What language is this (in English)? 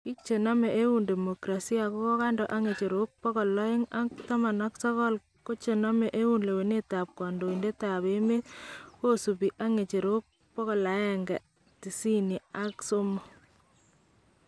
Kalenjin